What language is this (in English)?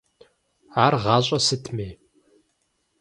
Kabardian